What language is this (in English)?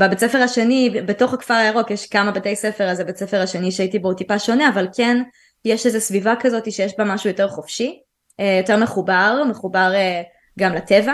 Hebrew